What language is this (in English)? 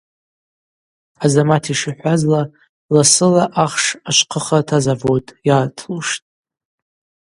Abaza